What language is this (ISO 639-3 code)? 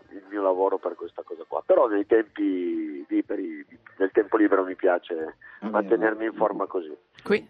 ita